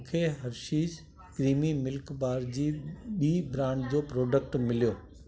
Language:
Sindhi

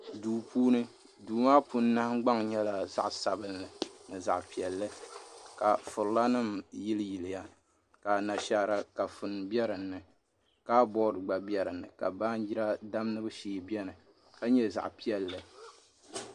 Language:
Dagbani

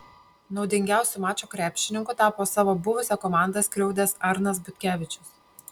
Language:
Lithuanian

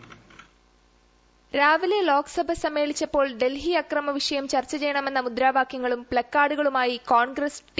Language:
Malayalam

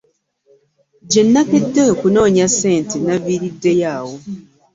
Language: Ganda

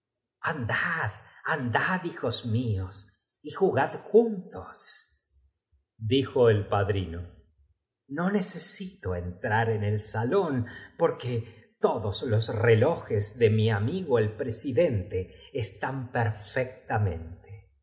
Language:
Spanish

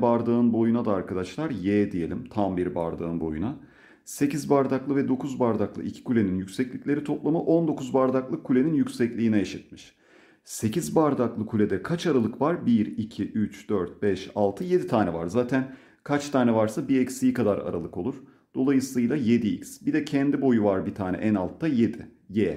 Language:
Turkish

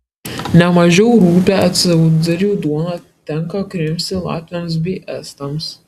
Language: Lithuanian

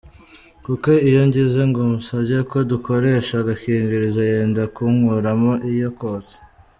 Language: Kinyarwanda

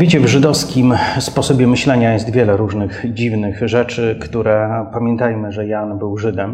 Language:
Polish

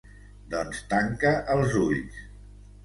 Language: Catalan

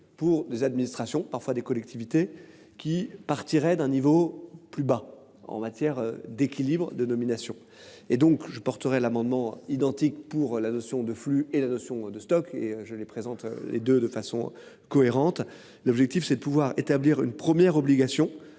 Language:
French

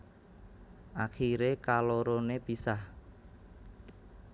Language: Javanese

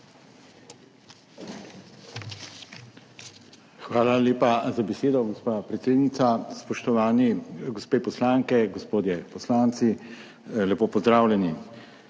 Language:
Slovenian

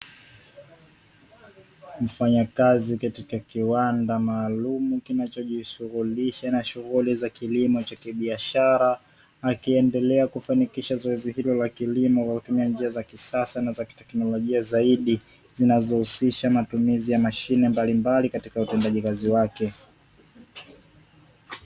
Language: Swahili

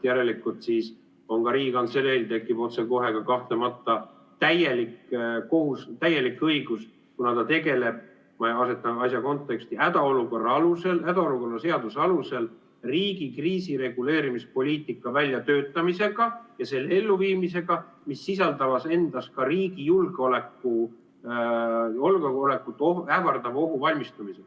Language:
Estonian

